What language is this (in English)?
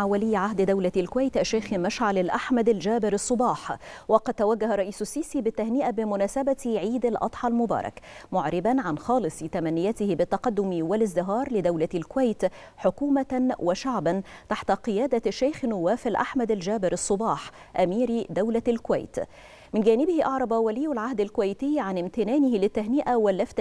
Arabic